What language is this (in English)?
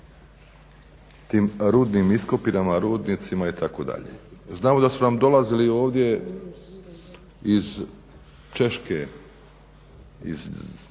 Croatian